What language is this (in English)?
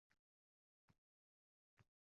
Uzbek